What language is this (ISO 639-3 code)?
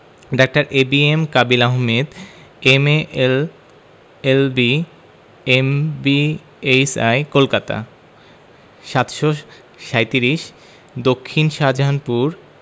ben